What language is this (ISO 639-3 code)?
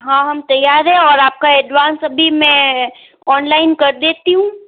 hin